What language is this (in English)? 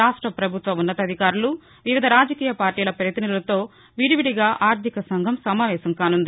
Telugu